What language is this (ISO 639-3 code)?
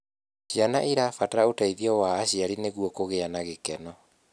kik